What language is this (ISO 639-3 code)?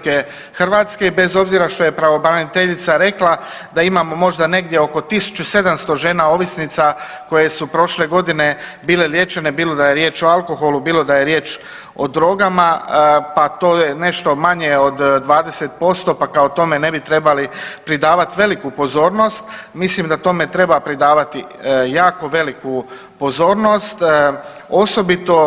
hrv